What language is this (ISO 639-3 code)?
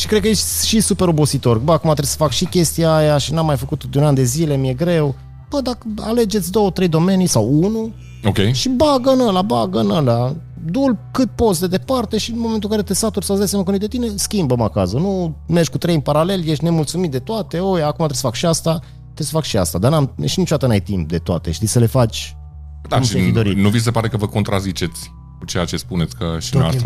ron